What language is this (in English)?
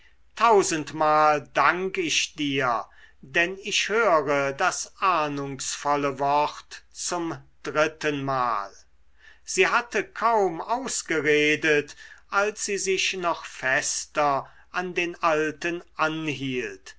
German